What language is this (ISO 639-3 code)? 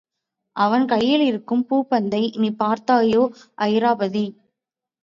tam